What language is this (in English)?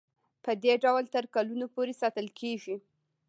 Pashto